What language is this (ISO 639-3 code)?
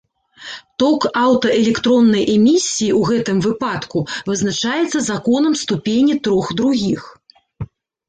bel